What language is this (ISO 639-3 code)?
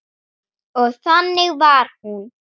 isl